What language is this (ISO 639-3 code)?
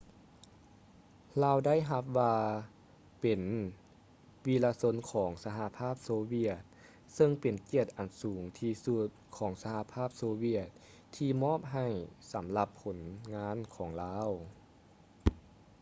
lao